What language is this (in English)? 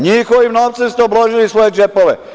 Serbian